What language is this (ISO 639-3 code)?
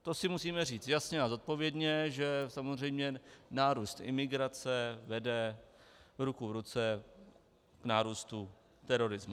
ces